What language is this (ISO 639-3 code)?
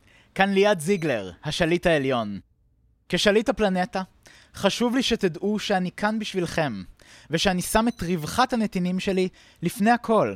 heb